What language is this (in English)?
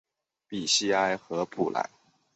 Chinese